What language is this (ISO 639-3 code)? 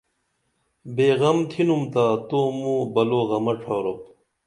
dml